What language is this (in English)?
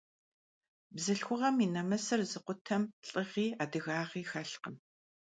Kabardian